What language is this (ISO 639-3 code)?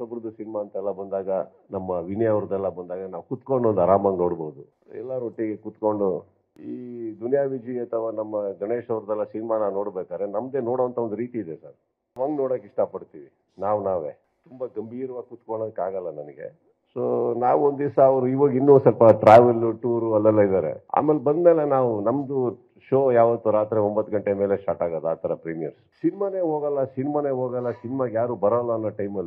kan